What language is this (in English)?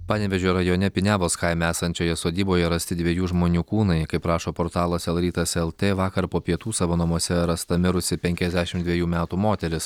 Lithuanian